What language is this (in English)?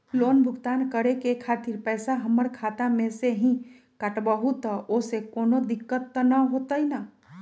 Magahi